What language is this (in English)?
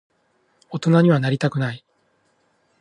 Japanese